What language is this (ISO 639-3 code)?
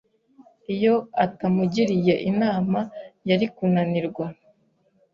kin